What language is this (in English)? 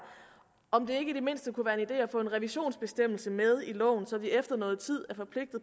Danish